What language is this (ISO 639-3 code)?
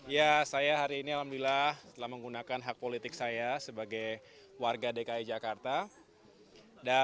ind